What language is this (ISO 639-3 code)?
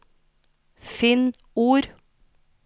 nor